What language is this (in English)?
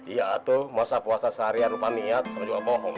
Indonesian